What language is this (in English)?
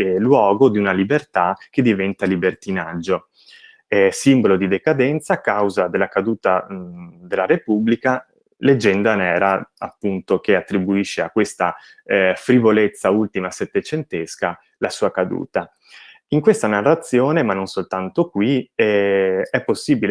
Italian